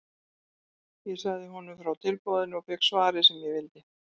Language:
Icelandic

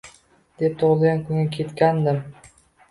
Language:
Uzbek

